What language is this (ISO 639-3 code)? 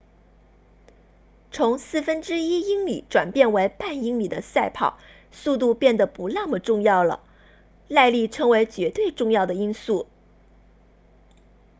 zho